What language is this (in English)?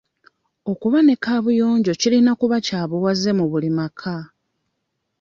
Ganda